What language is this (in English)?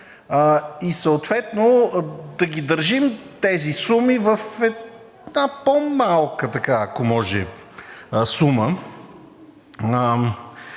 Bulgarian